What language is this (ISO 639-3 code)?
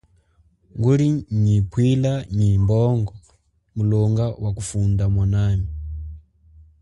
cjk